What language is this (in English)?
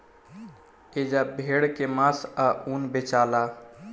Bhojpuri